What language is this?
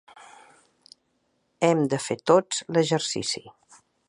Catalan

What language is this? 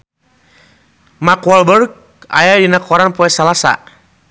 Sundanese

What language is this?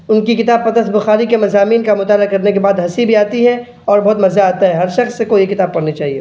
Urdu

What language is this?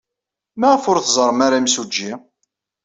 Kabyle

